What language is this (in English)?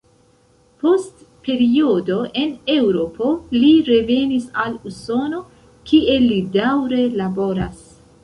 Esperanto